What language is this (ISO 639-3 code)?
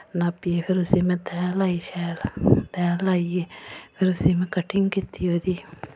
doi